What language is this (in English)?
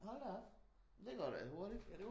Danish